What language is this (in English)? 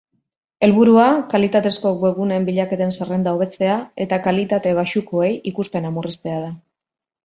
Basque